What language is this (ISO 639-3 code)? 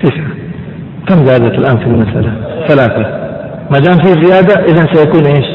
ara